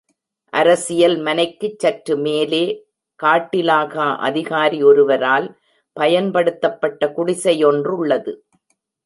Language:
Tamil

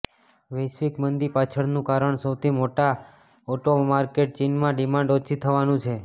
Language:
Gujarati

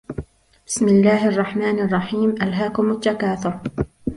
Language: Arabic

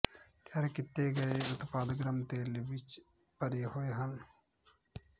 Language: Punjabi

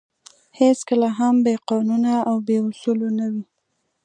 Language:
Pashto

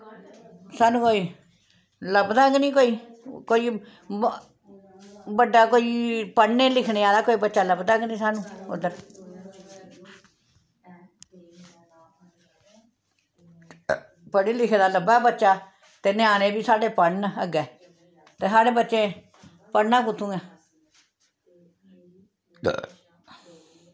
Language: Dogri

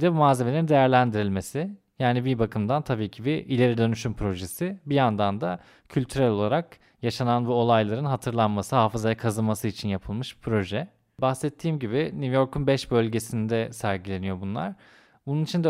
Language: Turkish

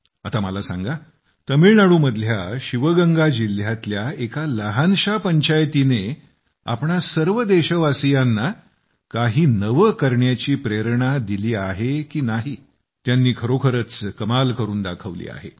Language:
Marathi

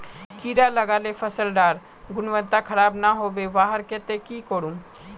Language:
Magahi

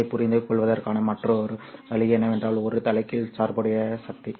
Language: Tamil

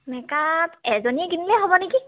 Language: Assamese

